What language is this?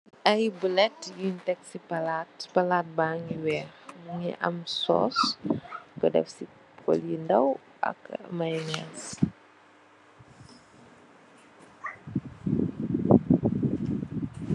Wolof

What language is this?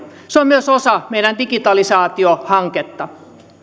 Finnish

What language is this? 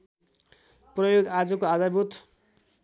Nepali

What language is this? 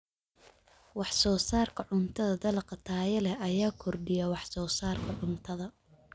Somali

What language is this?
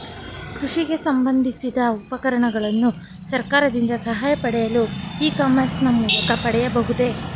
Kannada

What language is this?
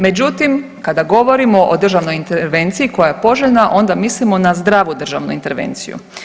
Croatian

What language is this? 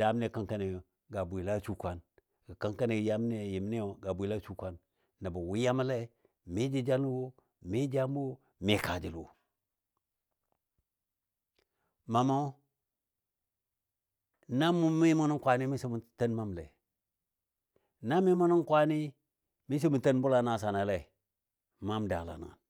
Dadiya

